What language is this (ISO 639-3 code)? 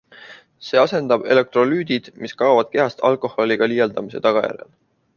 est